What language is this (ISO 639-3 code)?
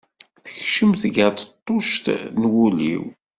kab